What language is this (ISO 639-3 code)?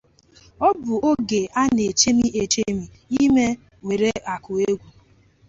ibo